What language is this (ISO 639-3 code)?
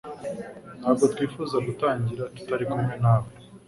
kin